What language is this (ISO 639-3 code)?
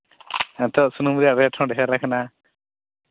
sat